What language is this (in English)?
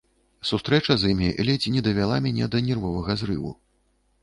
Belarusian